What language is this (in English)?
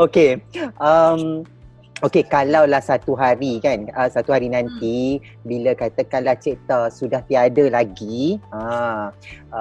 Malay